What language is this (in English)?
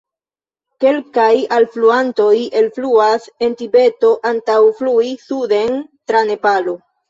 Esperanto